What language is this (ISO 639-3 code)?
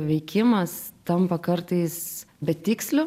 lit